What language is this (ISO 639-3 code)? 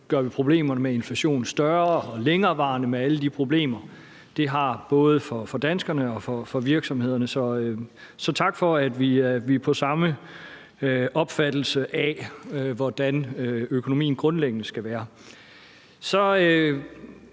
dan